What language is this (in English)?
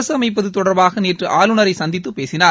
Tamil